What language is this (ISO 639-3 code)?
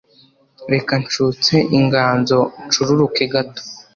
kin